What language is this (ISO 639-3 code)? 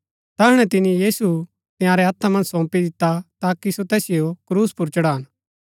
gbk